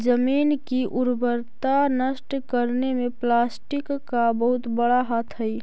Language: Magahi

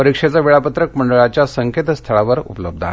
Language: Marathi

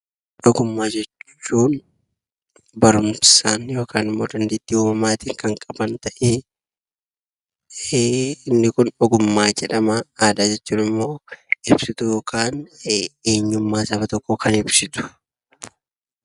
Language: Oromo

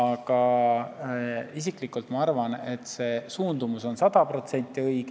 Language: Estonian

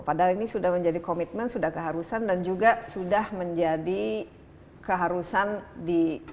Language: Indonesian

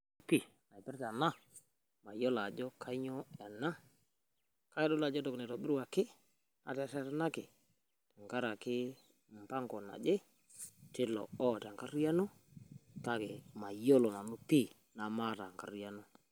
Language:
Masai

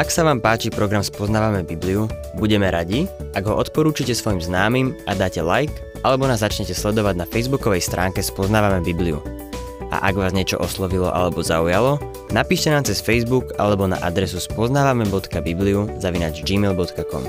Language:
Slovak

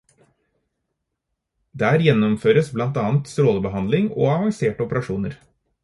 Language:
Norwegian Bokmål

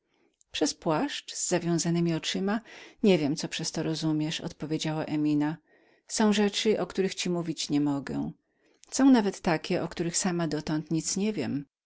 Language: Polish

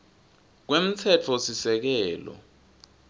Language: Swati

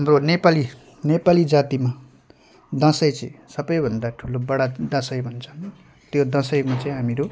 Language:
Nepali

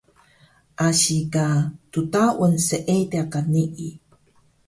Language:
Taroko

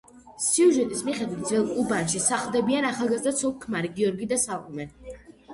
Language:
Georgian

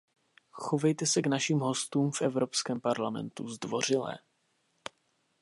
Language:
Czech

